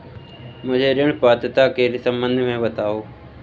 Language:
Hindi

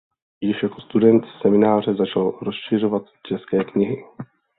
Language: Czech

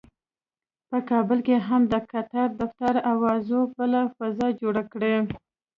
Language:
Pashto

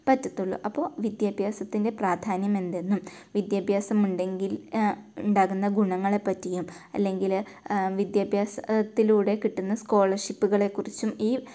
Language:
Malayalam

